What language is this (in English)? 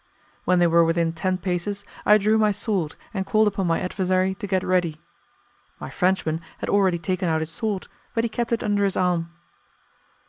English